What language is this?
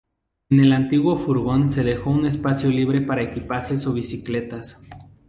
Spanish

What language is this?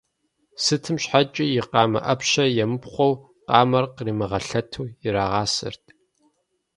Kabardian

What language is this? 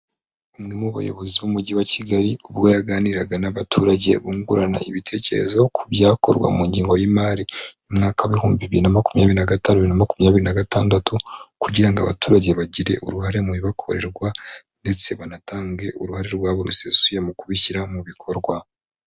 Kinyarwanda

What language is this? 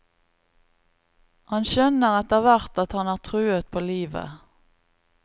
Norwegian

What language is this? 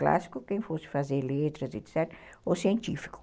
Portuguese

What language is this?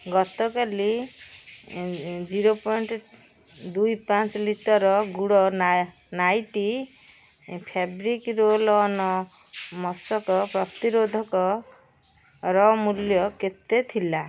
Odia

